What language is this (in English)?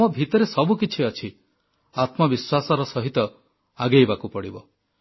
Odia